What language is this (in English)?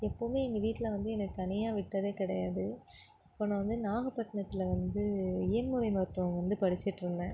Tamil